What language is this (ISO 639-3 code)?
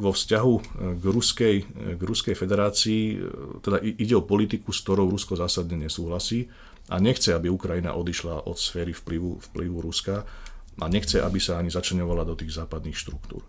slk